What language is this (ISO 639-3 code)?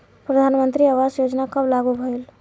bho